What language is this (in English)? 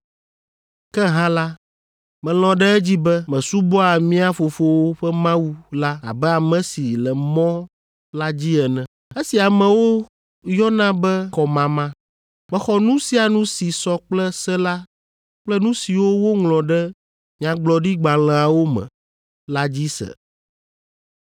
Ewe